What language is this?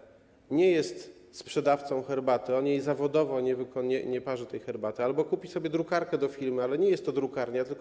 Polish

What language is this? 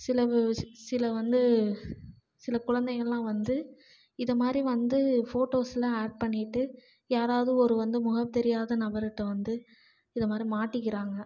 Tamil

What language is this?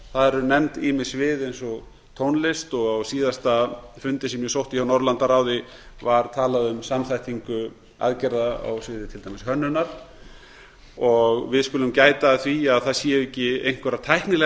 Icelandic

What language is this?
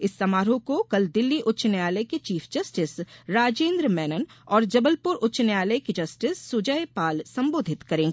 Hindi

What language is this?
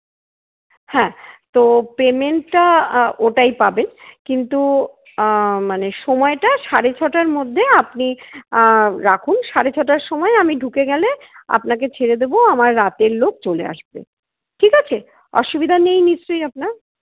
Bangla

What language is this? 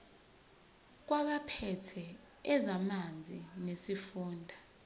Zulu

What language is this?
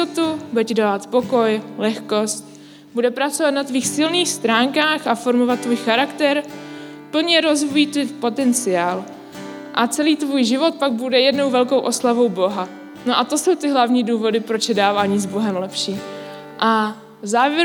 Czech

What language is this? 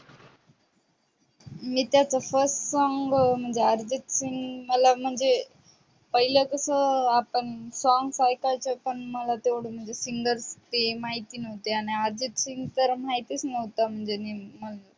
Marathi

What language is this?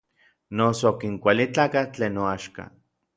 Orizaba Nahuatl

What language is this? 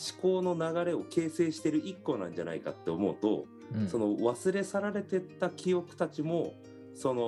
Japanese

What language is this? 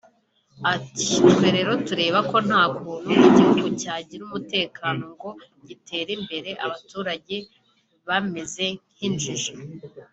Kinyarwanda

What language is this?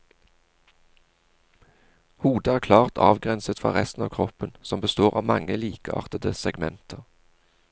Norwegian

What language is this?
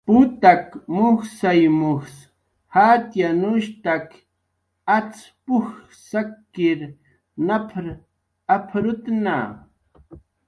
Jaqaru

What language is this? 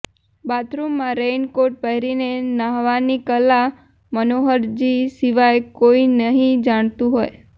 Gujarati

